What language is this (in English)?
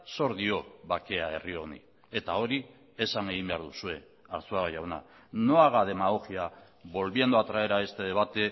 Basque